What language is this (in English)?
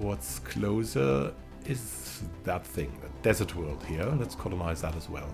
English